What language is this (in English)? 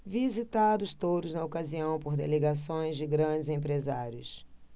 Portuguese